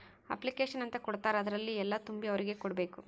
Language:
Kannada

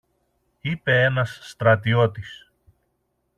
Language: Greek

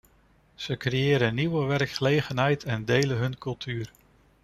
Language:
Dutch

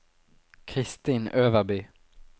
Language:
Norwegian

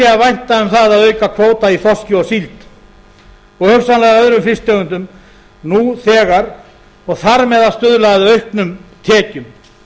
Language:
Icelandic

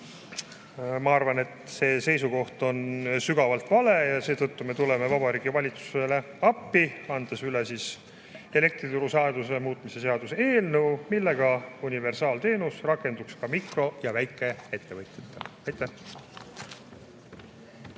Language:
Estonian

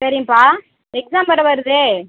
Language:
Tamil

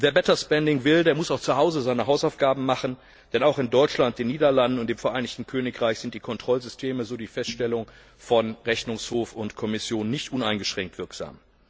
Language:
German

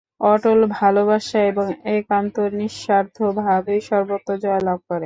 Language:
Bangla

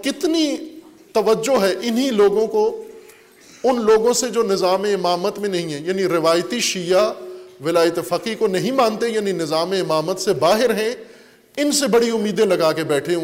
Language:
Urdu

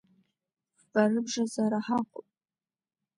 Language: Abkhazian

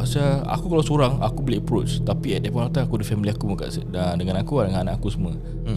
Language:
Malay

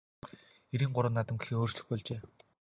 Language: Mongolian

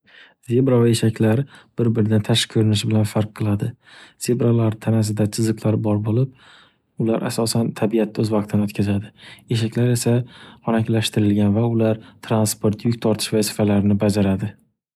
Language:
Uzbek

